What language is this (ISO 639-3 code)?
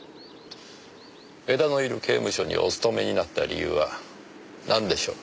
jpn